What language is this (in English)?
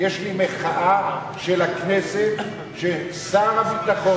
Hebrew